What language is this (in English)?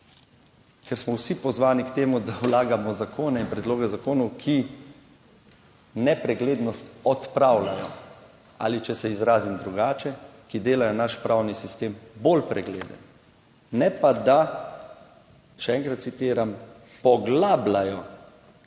Slovenian